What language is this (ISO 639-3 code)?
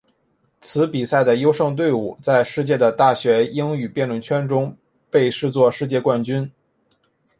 zho